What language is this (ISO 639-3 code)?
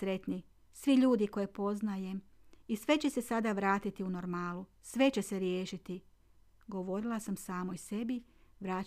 hrv